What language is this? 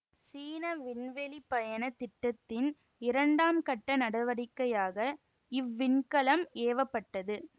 Tamil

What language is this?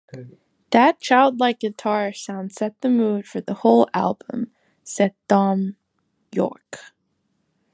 English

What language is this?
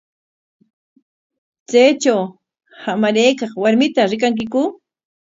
Corongo Ancash Quechua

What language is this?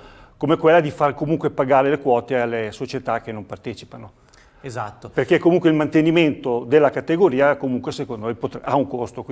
Italian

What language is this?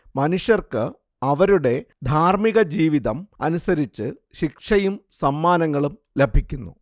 Malayalam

